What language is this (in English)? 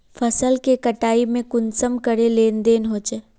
Magahi